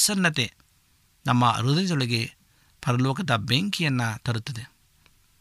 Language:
Kannada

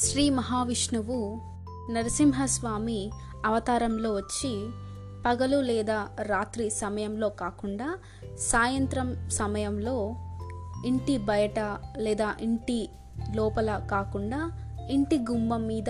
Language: Telugu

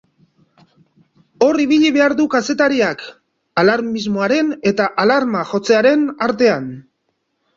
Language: Basque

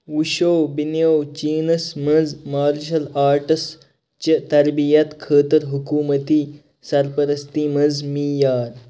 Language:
Kashmiri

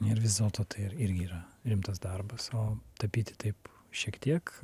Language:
Lithuanian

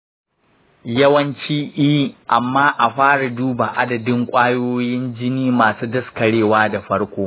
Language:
Hausa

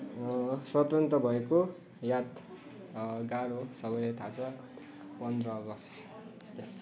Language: Nepali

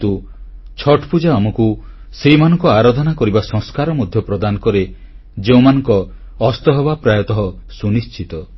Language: Odia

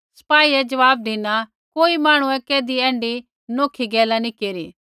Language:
Kullu Pahari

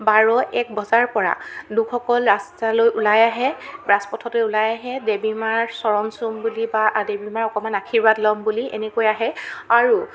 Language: Assamese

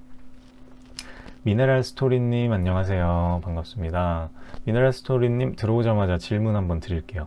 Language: Korean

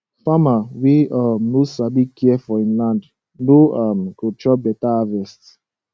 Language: Nigerian Pidgin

